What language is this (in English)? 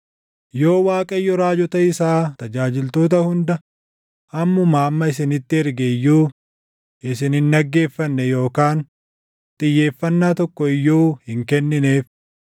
Oromo